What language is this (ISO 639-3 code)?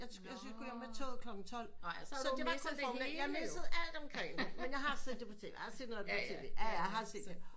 dan